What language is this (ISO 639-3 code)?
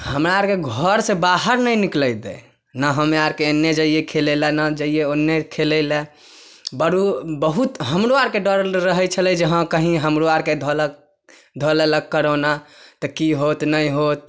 mai